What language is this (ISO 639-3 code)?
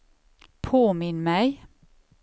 swe